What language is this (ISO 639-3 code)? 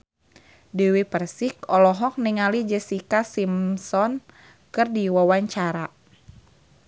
sun